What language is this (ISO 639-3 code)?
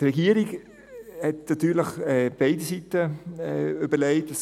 gsw